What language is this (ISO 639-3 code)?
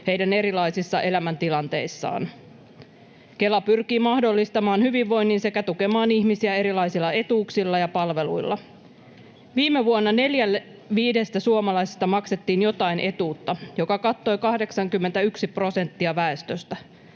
fin